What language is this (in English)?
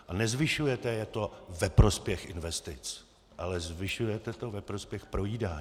Czech